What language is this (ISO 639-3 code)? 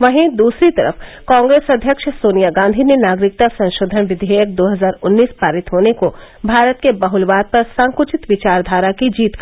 hin